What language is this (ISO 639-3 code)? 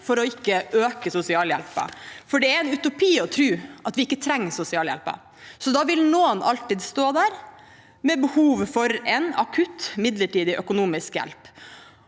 nor